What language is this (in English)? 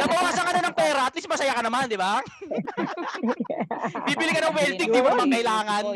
Filipino